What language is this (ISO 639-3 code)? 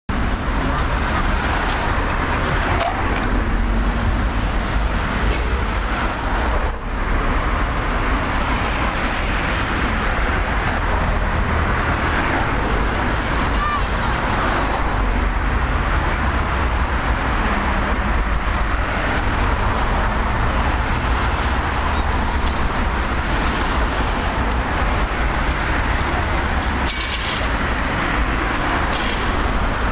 ron